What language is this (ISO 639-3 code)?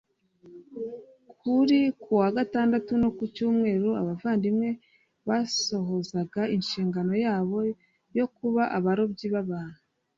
kin